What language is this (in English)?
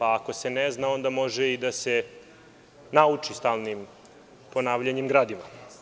Serbian